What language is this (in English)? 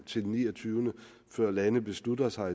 Danish